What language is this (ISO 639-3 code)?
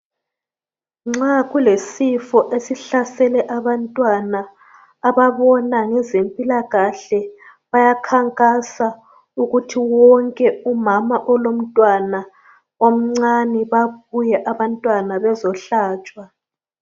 nde